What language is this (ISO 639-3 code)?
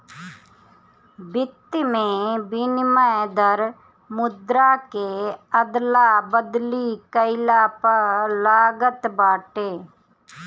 bho